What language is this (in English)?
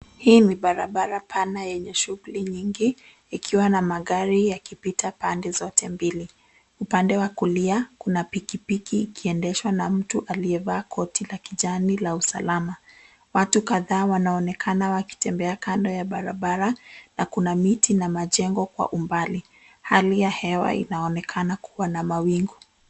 Swahili